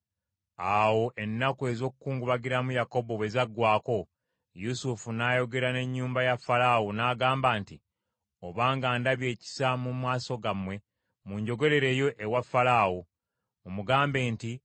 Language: Ganda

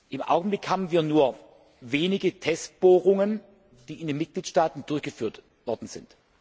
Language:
German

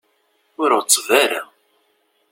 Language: Kabyle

